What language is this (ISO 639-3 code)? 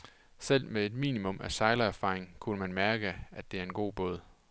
dan